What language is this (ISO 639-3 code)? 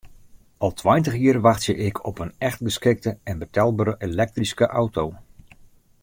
fry